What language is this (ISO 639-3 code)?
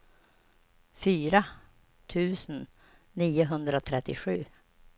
swe